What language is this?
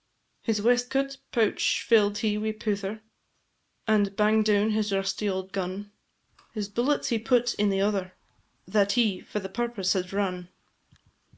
English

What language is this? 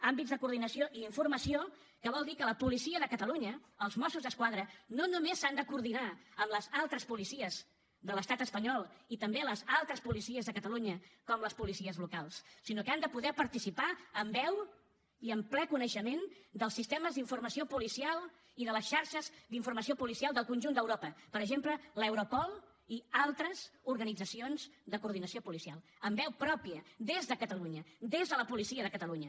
Catalan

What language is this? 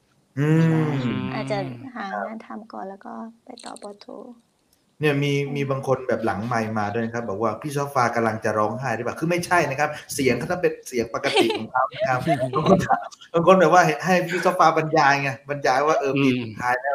Thai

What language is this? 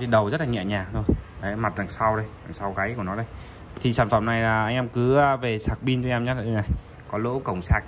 Vietnamese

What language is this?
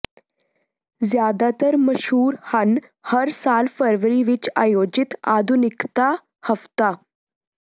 Punjabi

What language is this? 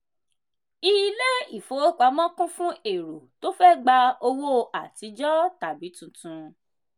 Yoruba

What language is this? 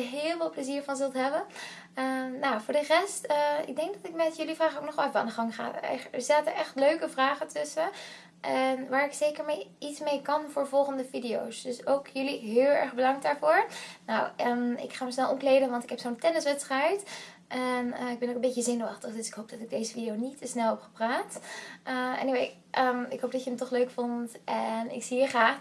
Dutch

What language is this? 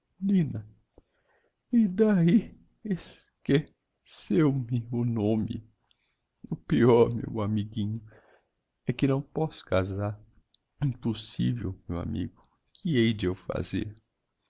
Portuguese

